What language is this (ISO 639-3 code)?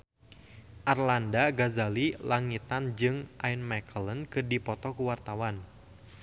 sun